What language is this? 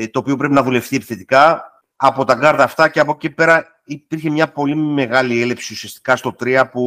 Greek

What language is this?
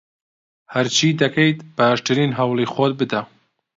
Central Kurdish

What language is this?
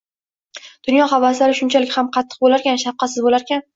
Uzbek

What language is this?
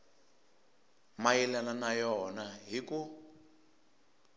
Tsonga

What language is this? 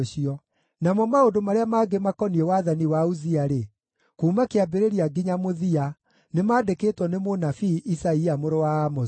Kikuyu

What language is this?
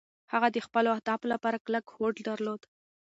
Pashto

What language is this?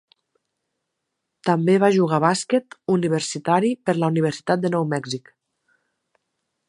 Catalan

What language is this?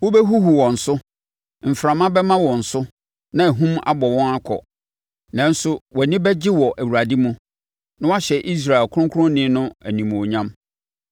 Akan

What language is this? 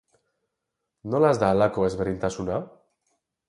Basque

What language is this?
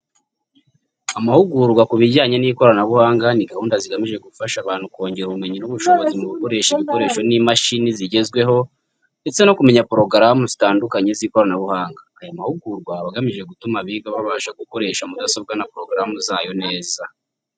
Kinyarwanda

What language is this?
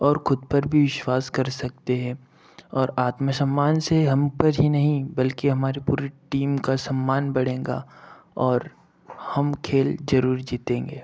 Hindi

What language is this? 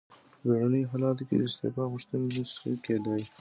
Pashto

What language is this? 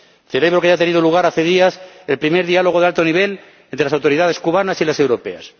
Spanish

